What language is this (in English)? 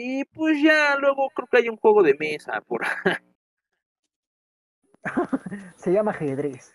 Spanish